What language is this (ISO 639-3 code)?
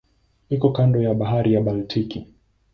swa